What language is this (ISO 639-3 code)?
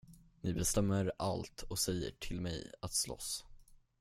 swe